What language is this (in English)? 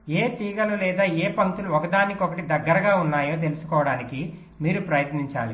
Telugu